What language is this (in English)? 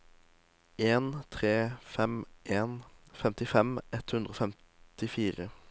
Norwegian